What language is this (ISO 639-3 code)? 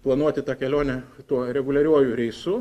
lit